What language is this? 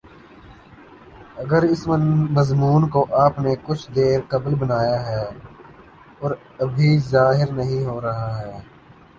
Urdu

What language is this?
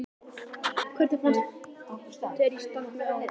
Icelandic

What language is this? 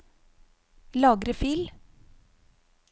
Norwegian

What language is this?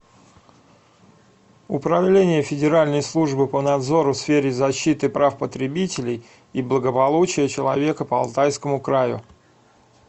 Russian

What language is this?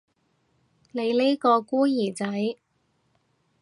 Cantonese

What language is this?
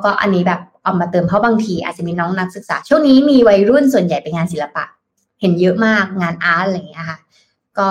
Thai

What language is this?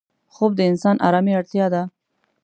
Pashto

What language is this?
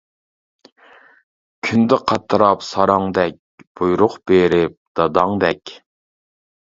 Uyghur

